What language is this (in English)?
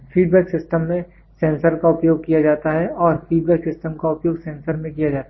Hindi